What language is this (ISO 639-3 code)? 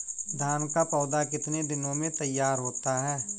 hin